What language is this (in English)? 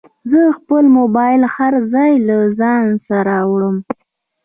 Pashto